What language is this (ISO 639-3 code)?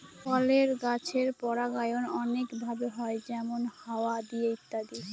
ben